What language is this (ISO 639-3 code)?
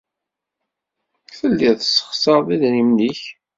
kab